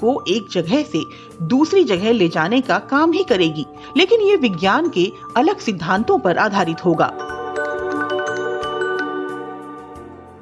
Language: Hindi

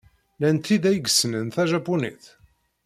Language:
Kabyle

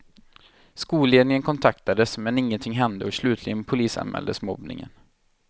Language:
Swedish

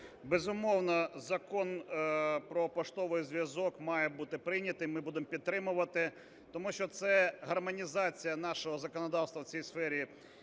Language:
Ukrainian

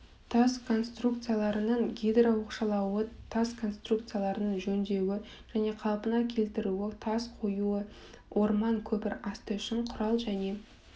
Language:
Kazakh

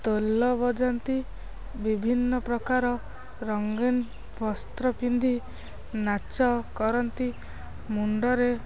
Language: Odia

